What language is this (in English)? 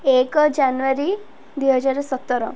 Odia